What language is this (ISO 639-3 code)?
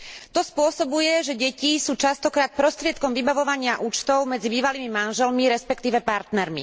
slk